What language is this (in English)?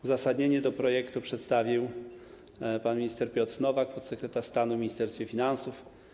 Polish